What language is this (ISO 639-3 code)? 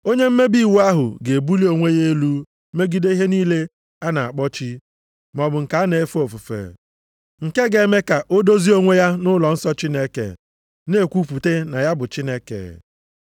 ibo